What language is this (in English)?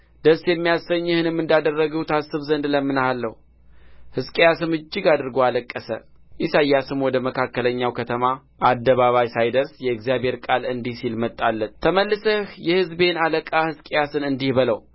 Amharic